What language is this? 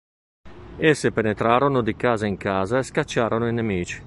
Italian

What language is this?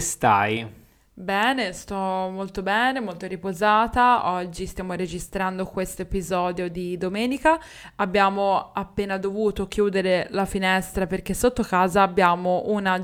Italian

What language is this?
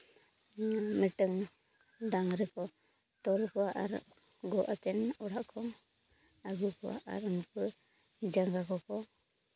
Santali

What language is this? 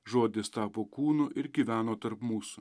Lithuanian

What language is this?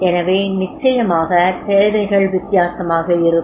Tamil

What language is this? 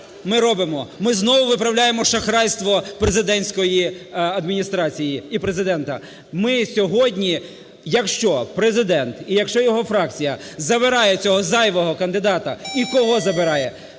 Ukrainian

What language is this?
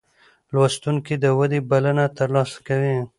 Pashto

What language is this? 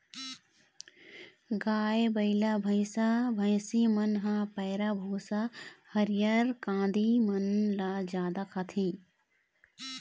Chhattisgarhi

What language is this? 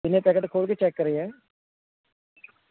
Punjabi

